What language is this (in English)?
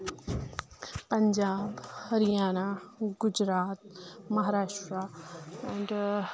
Kashmiri